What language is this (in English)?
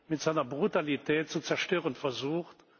German